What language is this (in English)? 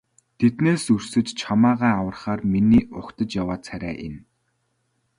Mongolian